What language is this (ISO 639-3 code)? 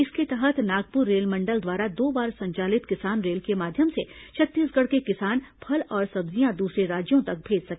hin